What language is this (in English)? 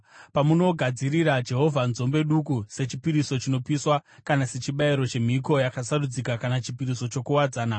Shona